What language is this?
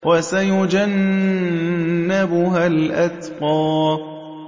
Arabic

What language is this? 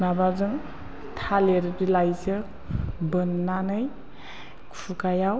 Bodo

